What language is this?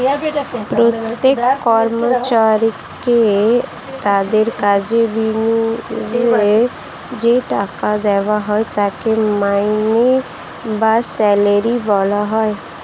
Bangla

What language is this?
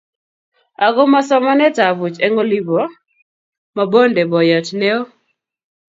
Kalenjin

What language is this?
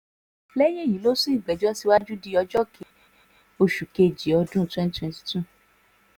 Yoruba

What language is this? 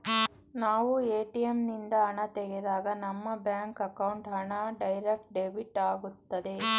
Kannada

